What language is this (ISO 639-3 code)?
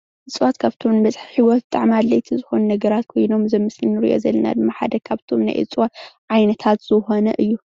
tir